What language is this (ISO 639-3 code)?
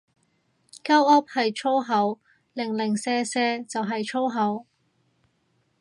yue